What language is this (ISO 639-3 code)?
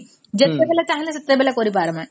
ori